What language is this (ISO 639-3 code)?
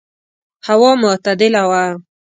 pus